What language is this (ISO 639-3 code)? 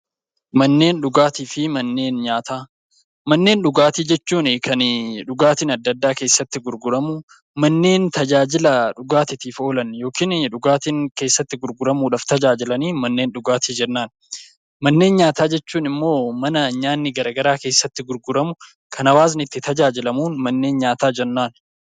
orm